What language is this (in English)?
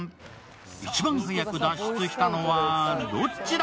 Japanese